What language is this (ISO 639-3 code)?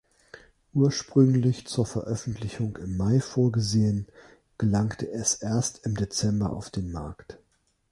deu